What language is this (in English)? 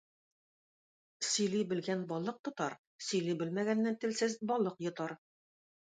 Tatar